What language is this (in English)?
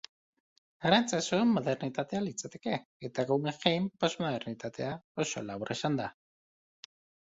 Basque